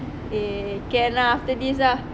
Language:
English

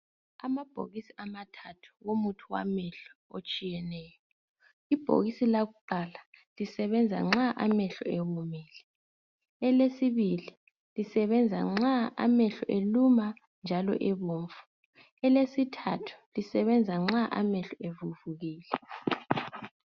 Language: North Ndebele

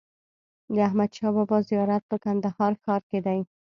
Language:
Pashto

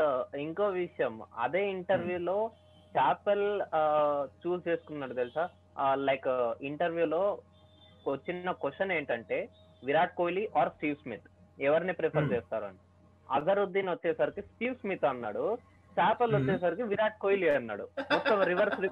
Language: Telugu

